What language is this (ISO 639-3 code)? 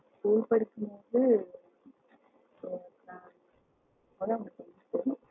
tam